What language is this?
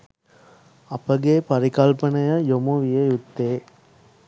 Sinhala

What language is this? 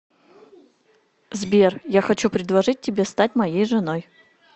Russian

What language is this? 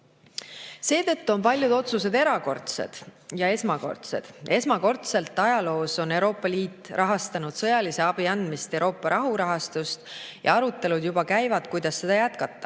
Estonian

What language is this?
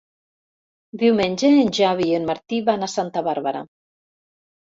Catalan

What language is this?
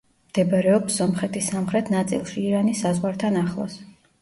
Georgian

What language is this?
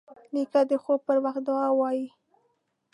Pashto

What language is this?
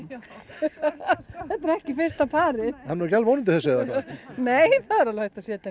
Icelandic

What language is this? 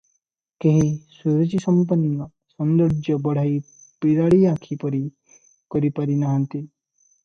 Odia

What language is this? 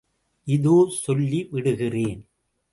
Tamil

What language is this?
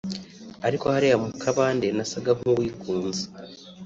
Kinyarwanda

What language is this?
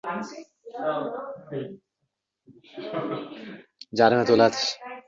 Uzbek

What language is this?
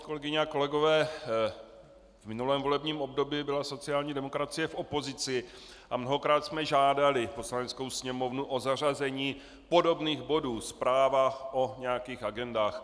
Czech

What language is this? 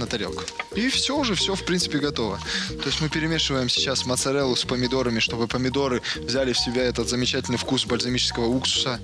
Russian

